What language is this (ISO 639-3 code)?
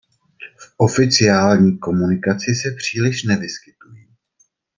ces